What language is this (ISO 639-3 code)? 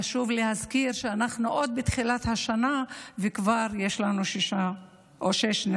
heb